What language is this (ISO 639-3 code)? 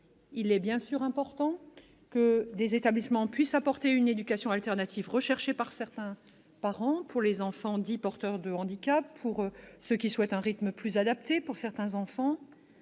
fra